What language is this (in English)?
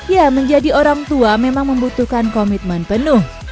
Indonesian